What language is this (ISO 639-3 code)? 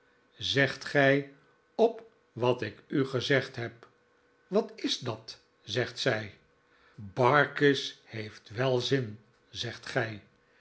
nld